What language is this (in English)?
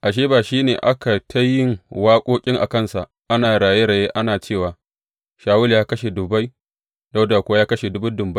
Hausa